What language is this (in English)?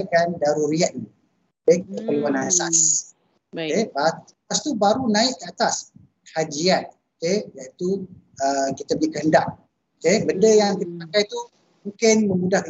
Malay